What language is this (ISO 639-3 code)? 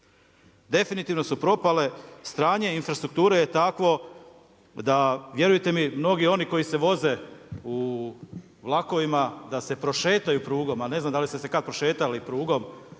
hrv